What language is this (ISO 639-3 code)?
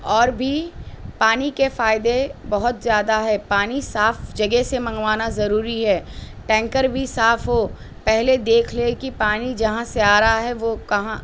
urd